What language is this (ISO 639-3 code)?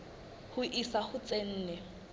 sot